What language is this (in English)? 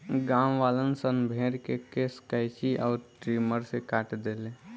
Bhojpuri